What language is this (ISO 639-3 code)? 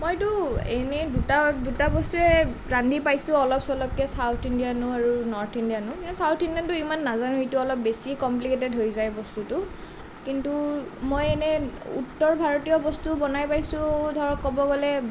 asm